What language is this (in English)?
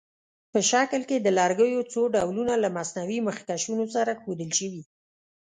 Pashto